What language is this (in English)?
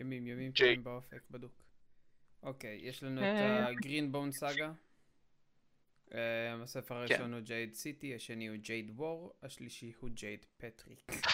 Hebrew